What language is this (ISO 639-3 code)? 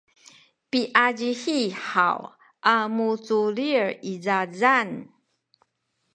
szy